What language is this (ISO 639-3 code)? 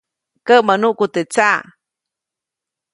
zoc